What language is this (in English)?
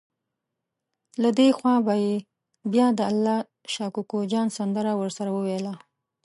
Pashto